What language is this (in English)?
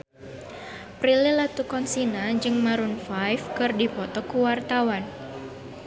Sundanese